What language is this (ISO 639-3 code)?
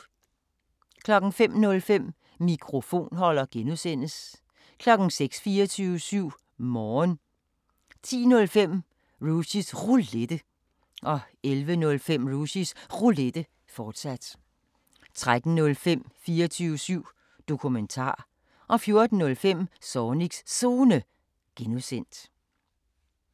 dan